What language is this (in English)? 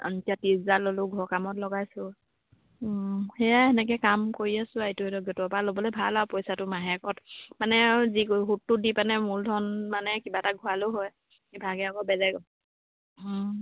Assamese